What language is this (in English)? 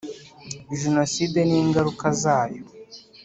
Kinyarwanda